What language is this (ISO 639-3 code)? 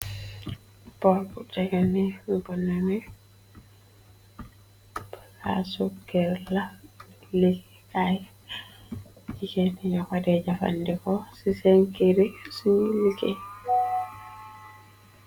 wol